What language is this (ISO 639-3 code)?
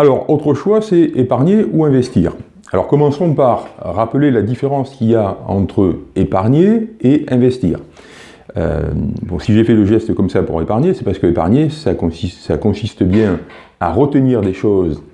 fra